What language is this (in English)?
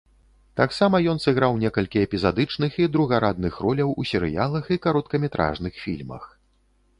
Belarusian